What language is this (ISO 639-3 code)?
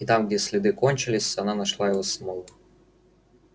rus